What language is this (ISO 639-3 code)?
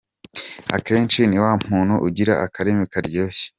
kin